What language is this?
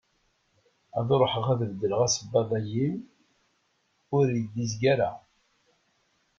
Kabyle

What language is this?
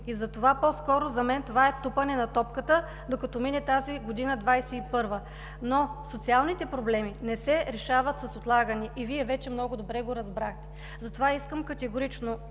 Bulgarian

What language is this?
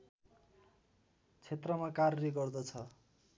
Nepali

